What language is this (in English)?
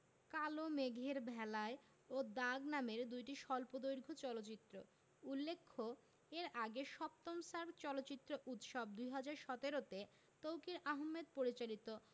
Bangla